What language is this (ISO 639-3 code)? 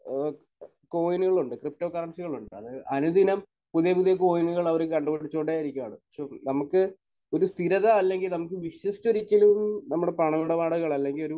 mal